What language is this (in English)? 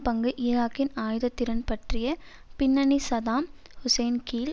Tamil